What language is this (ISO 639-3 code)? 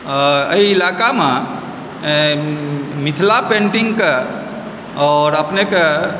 mai